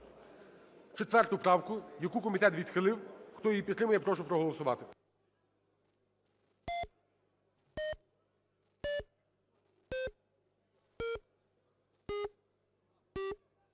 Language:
Ukrainian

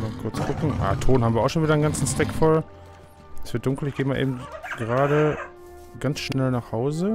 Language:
German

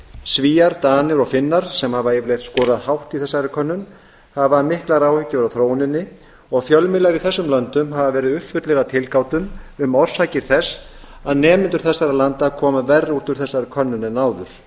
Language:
Icelandic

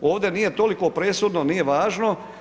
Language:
Croatian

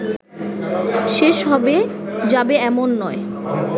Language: Bangla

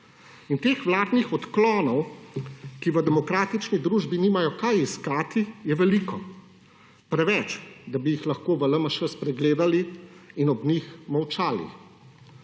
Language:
Slovenian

